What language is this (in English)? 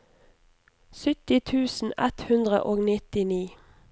Norwegian